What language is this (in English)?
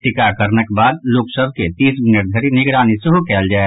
Maithili